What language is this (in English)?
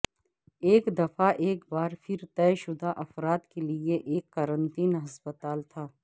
Urdu